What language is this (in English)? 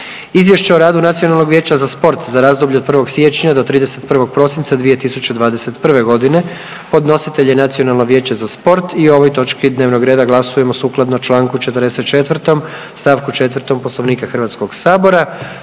Croatian